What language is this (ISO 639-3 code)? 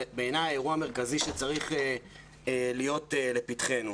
heb